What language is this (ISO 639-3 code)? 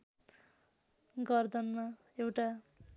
nep